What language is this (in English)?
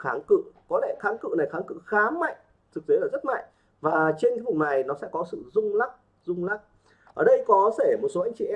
Vietnamese